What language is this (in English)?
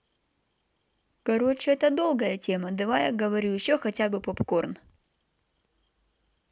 Russian